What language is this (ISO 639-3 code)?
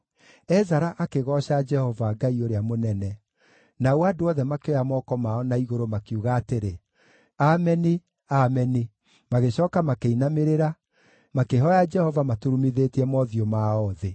kik